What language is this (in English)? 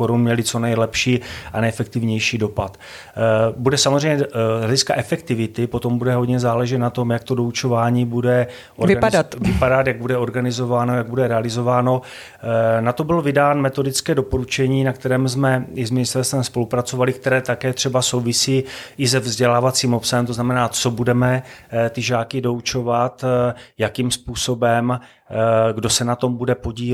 Czech